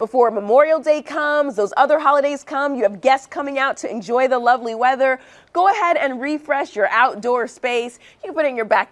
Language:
English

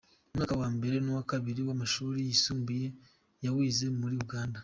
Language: Kinyarwanda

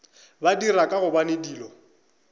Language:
Northern Sotho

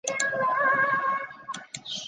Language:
Chinese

